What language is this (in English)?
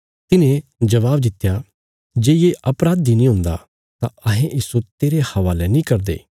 Bilaspuri